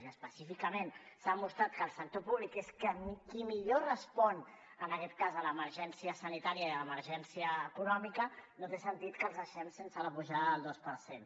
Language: Catalan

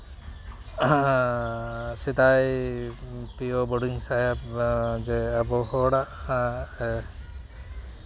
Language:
Santali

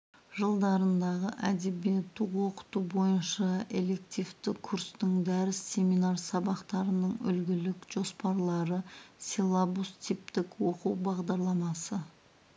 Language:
Kazakh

